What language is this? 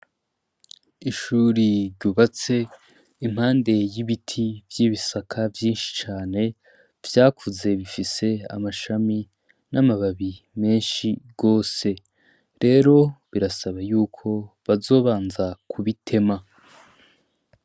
Rundi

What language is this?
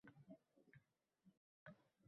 Uzbek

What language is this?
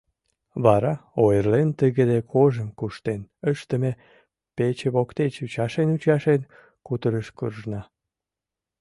Mari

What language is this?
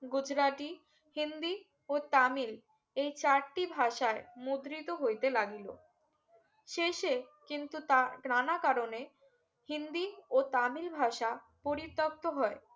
Bangla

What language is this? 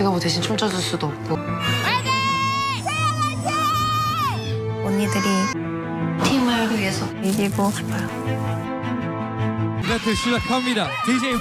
Korean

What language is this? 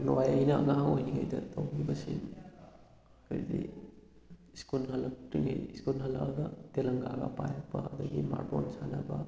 Manipuri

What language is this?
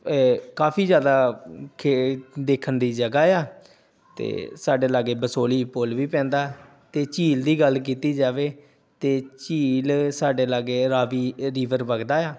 Punjabi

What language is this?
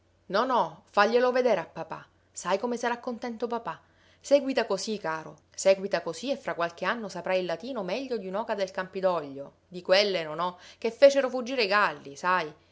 Italian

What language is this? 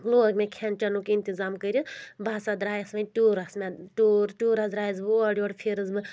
Kashmiri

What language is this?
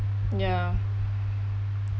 English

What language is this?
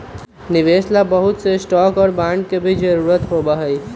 Magahi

